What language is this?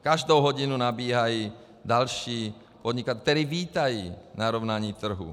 Czech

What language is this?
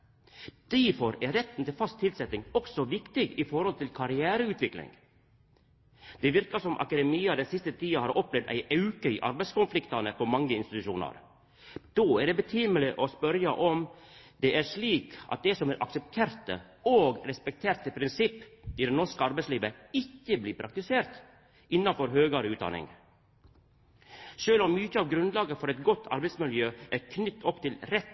Norwegian Nynorsk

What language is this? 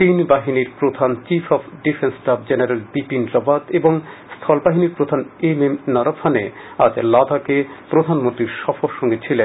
Bangla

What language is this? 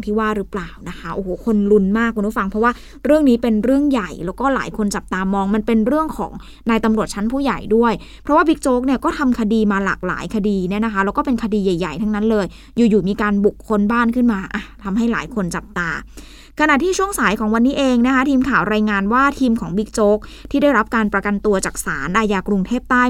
Thai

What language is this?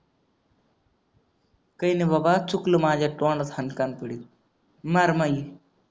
Marathi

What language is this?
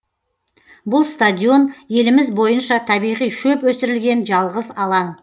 Kazakh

